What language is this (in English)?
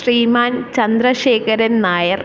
Malayalam